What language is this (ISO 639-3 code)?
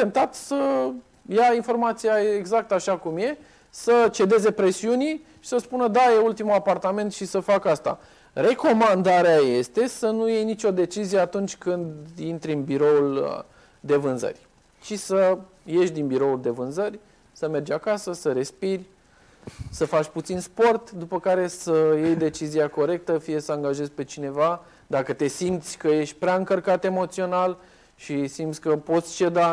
ron